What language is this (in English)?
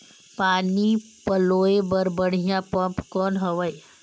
Chhattisgarhi